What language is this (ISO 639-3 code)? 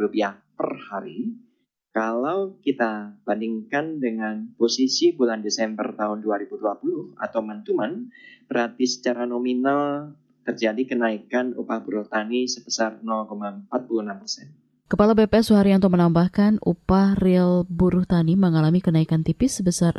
ind